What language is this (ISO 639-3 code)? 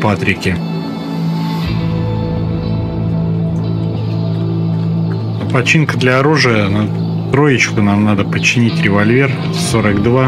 rus